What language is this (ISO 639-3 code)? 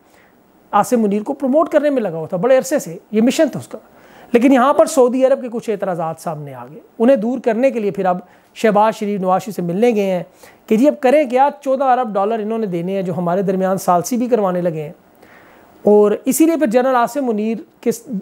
hin